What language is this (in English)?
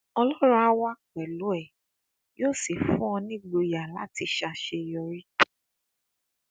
Yoruba